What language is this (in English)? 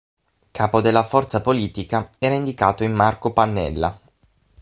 Italian